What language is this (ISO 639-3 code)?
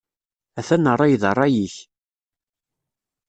kab